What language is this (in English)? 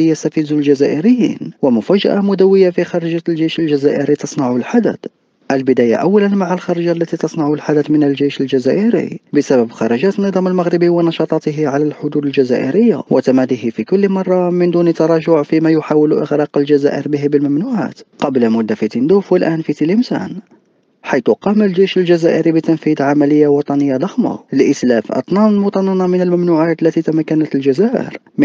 Arabic